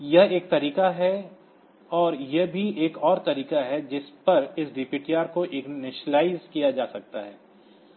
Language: Hindi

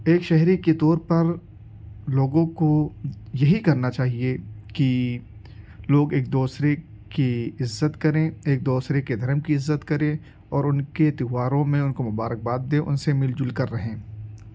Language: Urdu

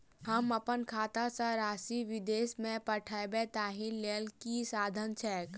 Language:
Maithili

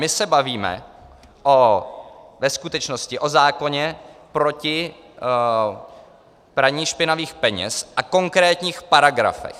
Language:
Czech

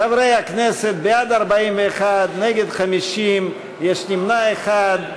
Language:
Hebrew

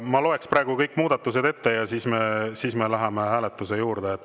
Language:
Estonian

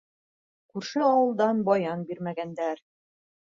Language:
Bashkir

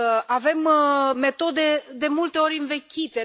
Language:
Romanian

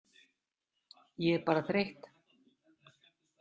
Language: Icelandic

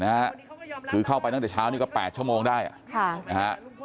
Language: Thai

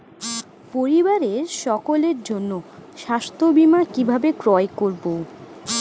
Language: Bangla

